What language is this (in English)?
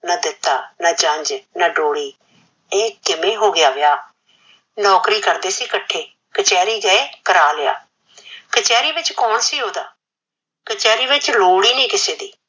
Punjabi